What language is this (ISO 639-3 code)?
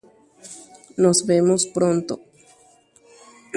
grn